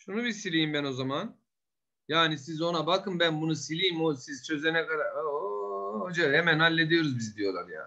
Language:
Turkish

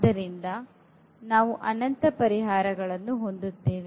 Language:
Kannada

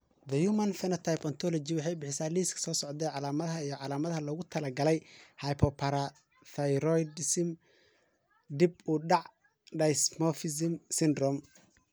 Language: Somali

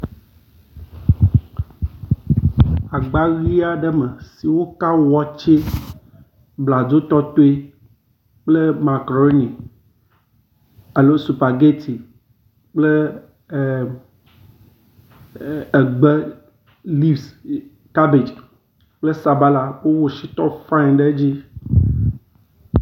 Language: Ewe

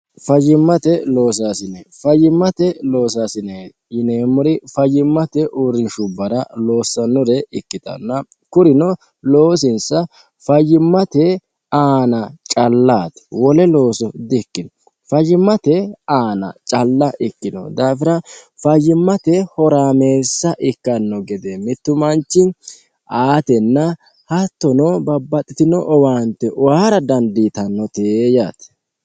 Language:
Sidamo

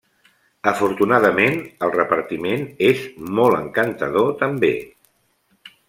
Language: Catalan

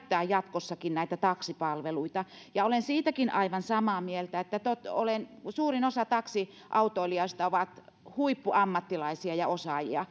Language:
Finnish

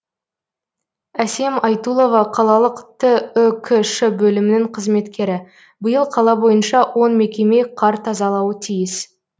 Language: Kazakh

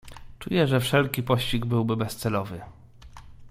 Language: Polish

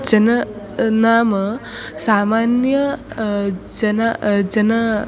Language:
Sanskrit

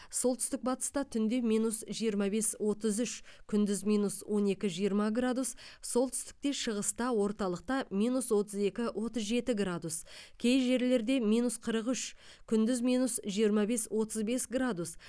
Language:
Kazakh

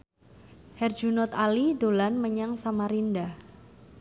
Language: Javanese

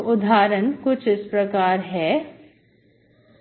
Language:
Hindi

